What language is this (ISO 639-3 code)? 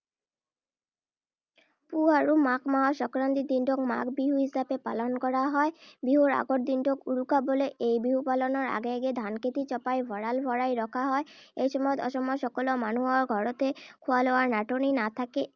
asm